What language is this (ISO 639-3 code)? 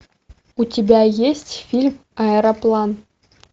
rus